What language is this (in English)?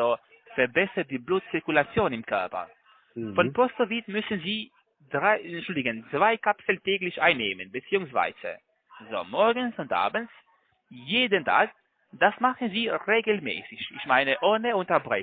German